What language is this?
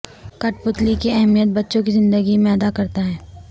Urdu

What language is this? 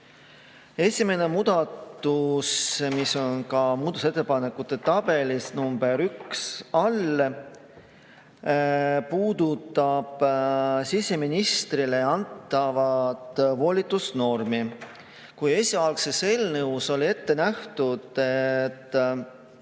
Estonian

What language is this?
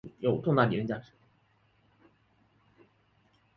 Chinese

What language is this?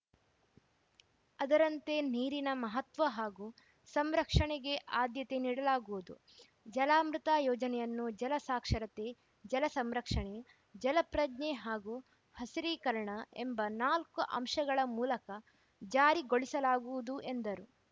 Kannada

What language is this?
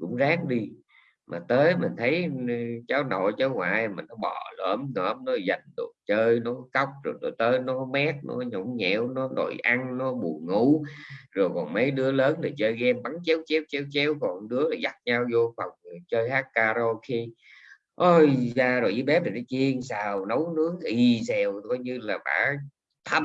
Vietnamese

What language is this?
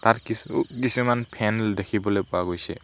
Assamese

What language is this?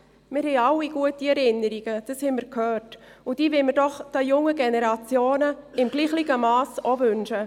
Swiss German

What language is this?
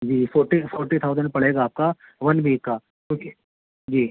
Urdu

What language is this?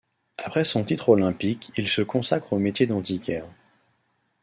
French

